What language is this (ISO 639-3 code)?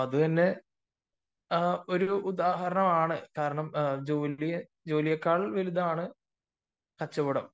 mal